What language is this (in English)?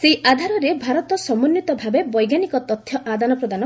Odia